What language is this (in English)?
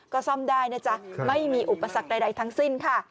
Thai